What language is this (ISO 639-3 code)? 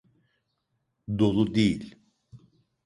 tur